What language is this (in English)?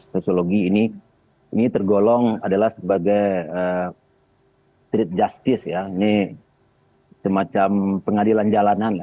Indonesian